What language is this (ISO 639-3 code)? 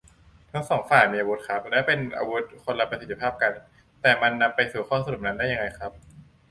tha